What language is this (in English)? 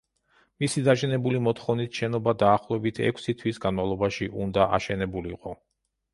Georgian